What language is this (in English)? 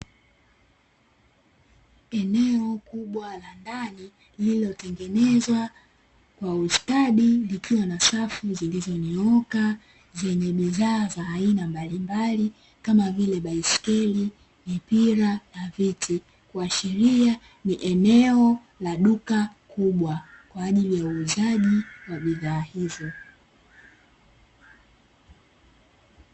Swahili